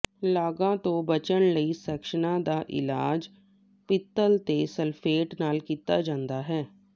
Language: Punjabi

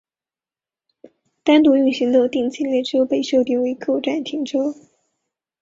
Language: Chinese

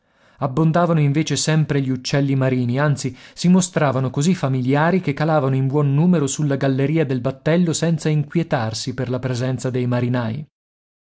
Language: Italian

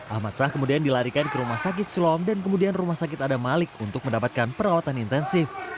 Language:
Indonesian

